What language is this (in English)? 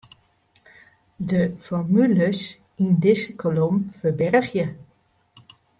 Western Frisian